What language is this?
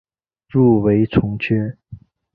Chinese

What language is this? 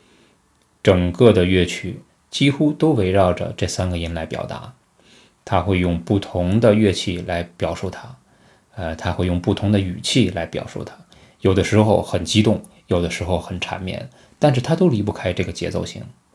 Chinese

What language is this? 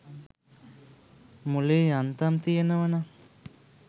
Sinhala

